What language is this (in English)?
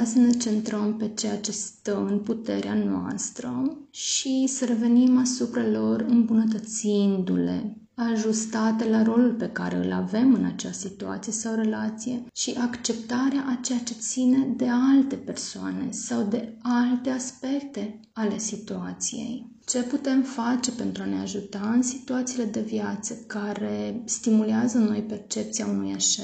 Romanian